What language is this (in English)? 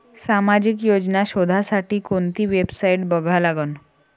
Marathi